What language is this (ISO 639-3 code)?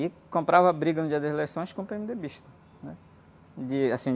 por